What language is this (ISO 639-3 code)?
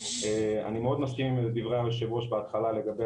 heb